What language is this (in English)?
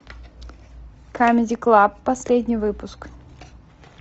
Russian